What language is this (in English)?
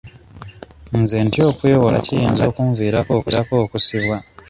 Ganda